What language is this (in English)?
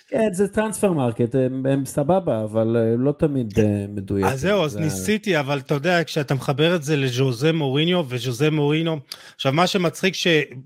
Hebrew